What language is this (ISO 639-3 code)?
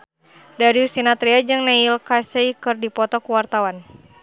sun